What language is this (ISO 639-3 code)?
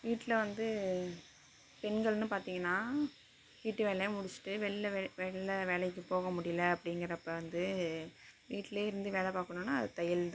tam